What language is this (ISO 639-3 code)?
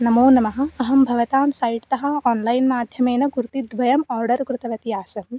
san